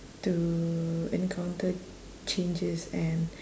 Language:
English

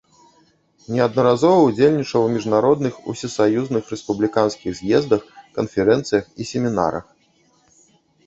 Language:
Belarusian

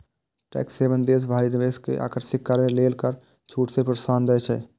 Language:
Maithili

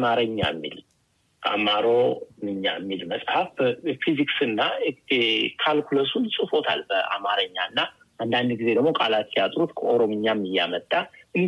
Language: Amharic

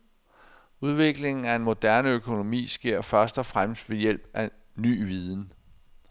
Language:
Danish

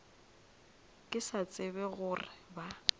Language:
Northern Sotho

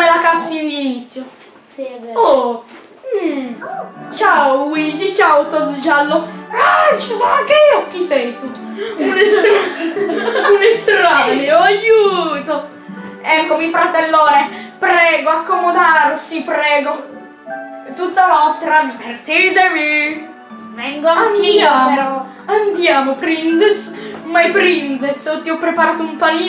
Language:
Italian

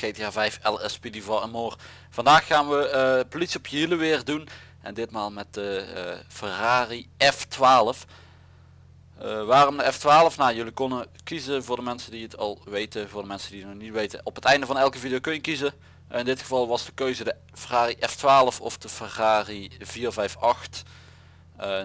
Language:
Dutch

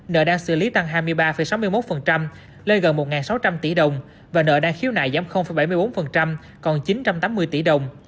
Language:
Vietnamese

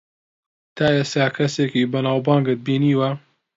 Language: Central Kurdish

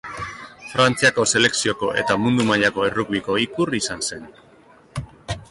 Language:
Basque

